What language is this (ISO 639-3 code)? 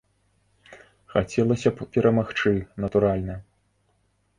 bel